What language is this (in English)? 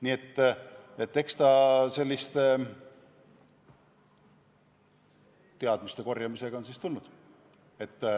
Estonian